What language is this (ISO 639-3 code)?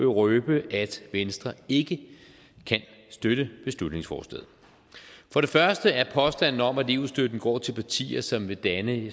dan